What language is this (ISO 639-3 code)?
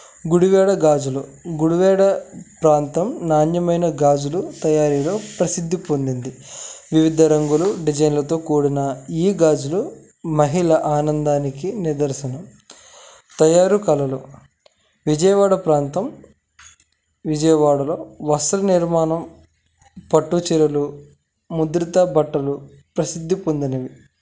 tel